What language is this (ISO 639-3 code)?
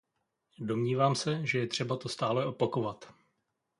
ces